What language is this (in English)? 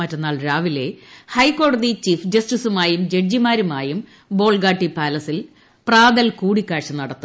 Malayalam